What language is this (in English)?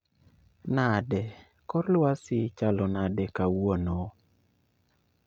Luo (Kenya and Tanzania)